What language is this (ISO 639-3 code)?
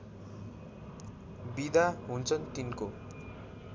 nep